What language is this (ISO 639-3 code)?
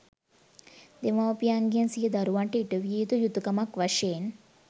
sin